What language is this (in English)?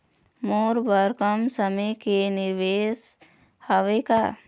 Chhattisgarhi